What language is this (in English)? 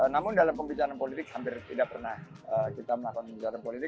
Indonesian